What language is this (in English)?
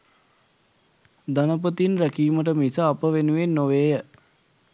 Sinhala